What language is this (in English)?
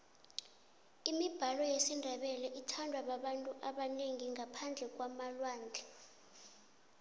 South Ndebele